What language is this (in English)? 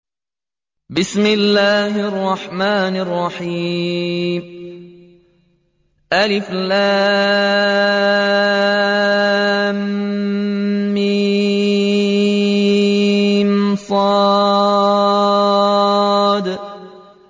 Arabic